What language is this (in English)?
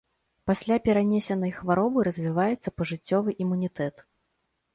Belarusian